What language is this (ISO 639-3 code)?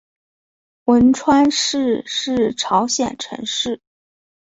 zho